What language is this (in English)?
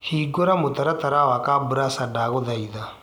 Kikuyu